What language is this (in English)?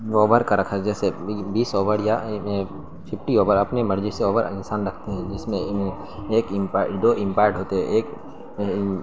Urdu